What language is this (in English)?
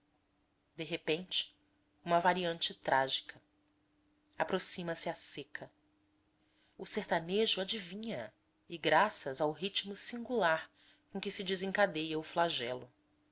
Portuguese